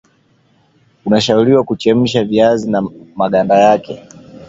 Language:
Swahili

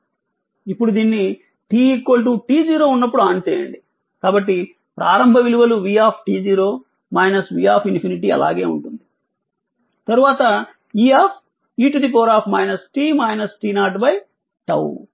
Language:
Telugu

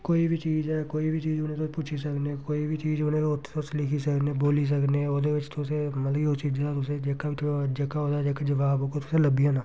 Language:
Dogri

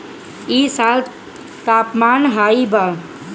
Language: Bhojpuri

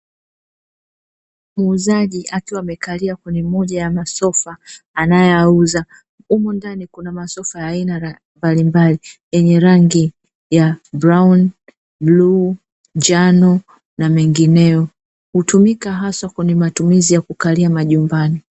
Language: Swahili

